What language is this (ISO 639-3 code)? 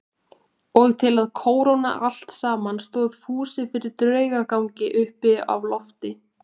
isl